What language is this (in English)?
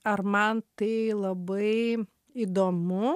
Lithuanian